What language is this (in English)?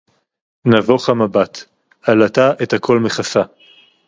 Hebrew